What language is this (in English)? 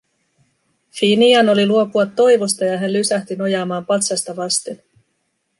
Finnish